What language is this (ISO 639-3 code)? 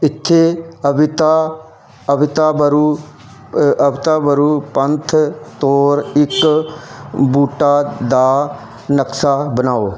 pan